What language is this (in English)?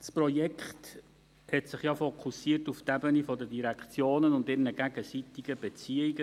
Swiss German